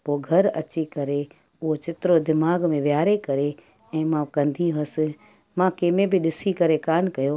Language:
Sindhi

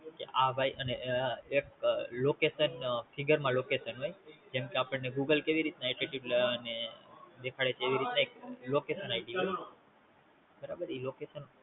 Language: Gujarati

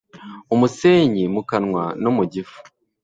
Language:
Kinyarwanda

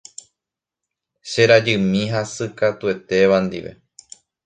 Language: Guarani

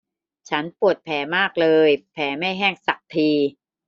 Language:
Thai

